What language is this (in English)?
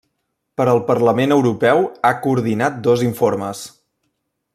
Catalan